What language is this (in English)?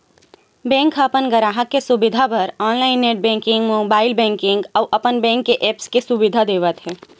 Chhattisgarhi